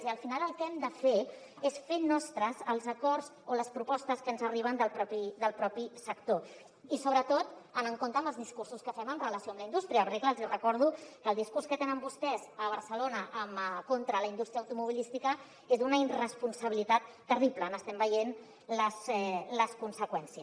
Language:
Catalan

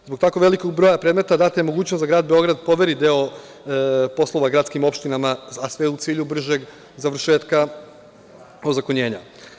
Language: Serbian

